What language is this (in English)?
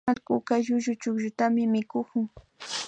Imbabura Highland Quichua